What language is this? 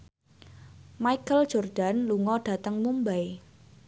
Javanese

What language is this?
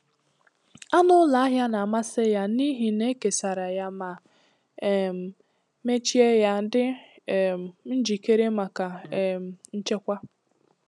Igbo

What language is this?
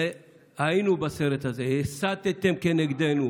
Hebrew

